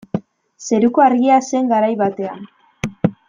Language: Basque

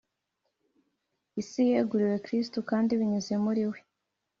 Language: Kinyarwanda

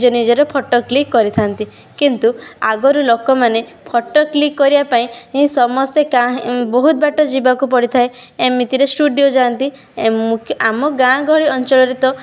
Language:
Odia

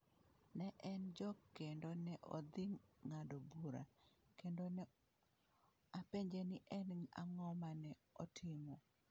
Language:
Luo (Kenya and Tanzania)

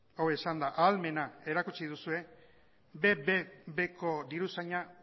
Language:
Basque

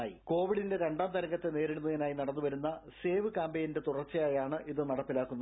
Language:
Malayalam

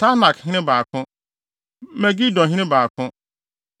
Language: Akan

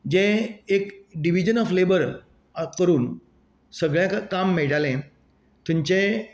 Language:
Konkani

